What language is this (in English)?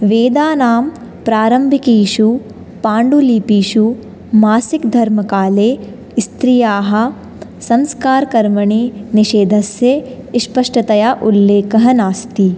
Sanskrit